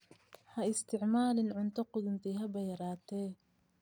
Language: Somali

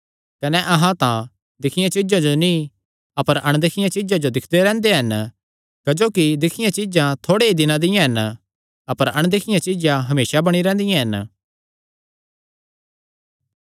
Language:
Kangri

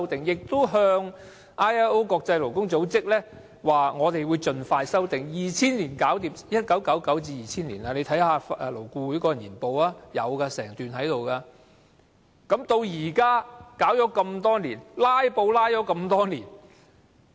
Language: Cantonese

